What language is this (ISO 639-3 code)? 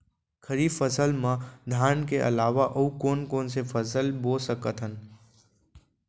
hne